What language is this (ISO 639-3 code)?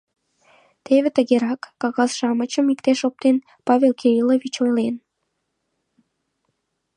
chm